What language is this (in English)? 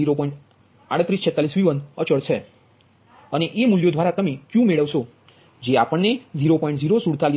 Gujarati